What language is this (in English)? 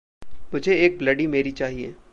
Hindi